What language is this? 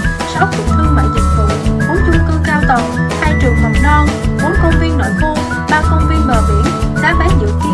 Vietnamese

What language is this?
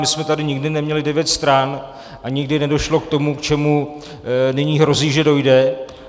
Czech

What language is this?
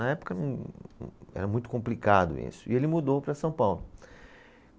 Portuguese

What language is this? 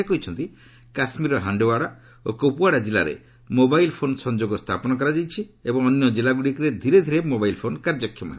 Odia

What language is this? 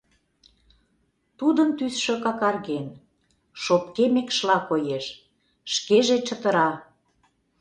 Mari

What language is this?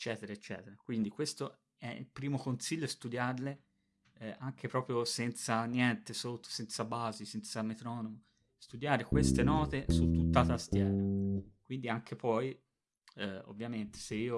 Italian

